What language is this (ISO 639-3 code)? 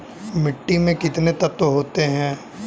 hin